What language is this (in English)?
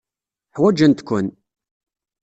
Kabyle